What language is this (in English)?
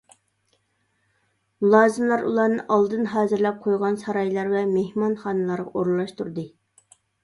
Uyghur